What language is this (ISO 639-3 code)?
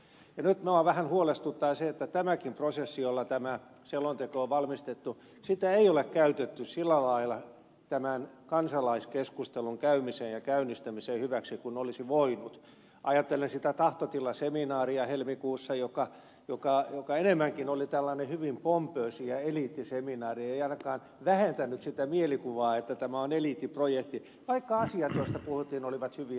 fin